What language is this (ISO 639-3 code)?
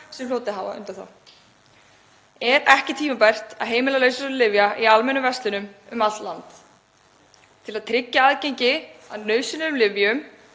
isl